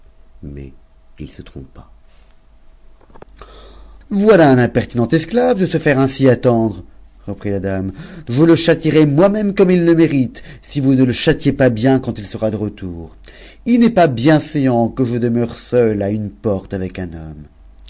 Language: French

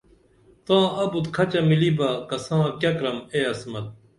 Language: Dameli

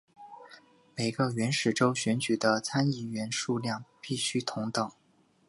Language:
Chinese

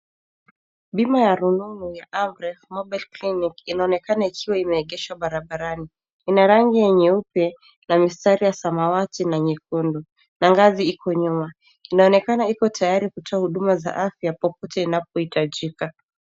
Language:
Swahili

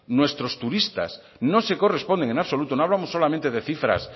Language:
Spanish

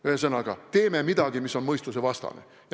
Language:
Estonian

